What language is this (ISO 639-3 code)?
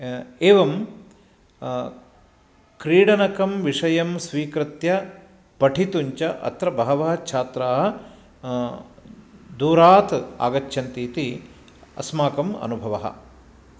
san